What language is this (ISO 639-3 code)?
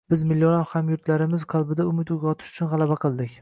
uzb